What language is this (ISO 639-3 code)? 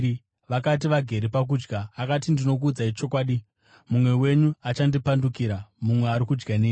sna